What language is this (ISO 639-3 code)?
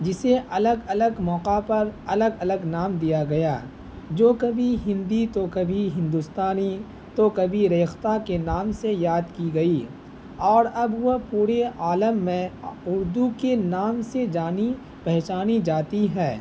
urd